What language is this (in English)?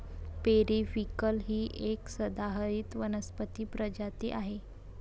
Marathi